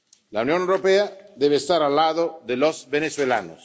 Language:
Spanish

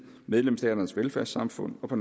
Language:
Danish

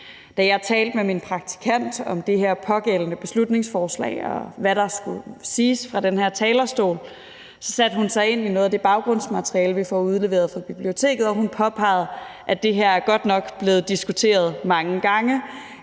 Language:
Danish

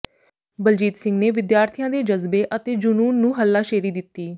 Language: Punjabi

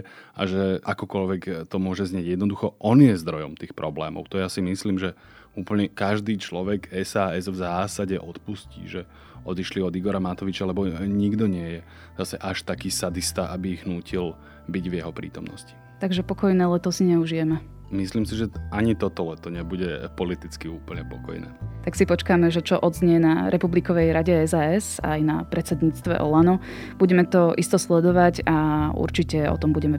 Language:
Slovak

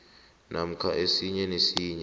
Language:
South Ndebele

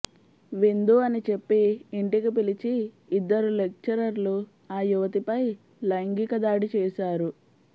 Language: Telugu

